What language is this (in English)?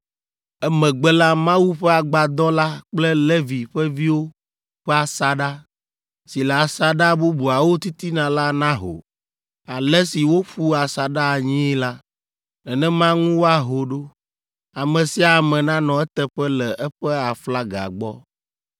Ewe